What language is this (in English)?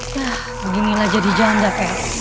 Indonesian